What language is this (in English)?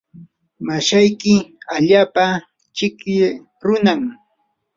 Yanahuanca Pasco Quechua